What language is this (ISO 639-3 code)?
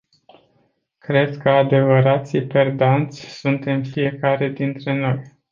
ron